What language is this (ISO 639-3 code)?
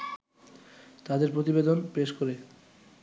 ben